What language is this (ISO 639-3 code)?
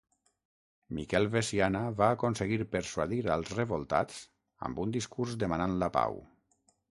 cat